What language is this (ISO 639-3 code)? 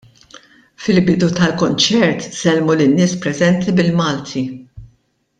mlt